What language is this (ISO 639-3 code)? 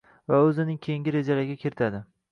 uzb